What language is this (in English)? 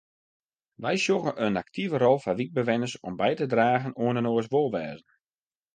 Western Frisian